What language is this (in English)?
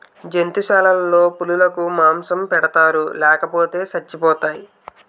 Telugu